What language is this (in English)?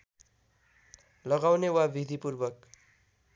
Nepali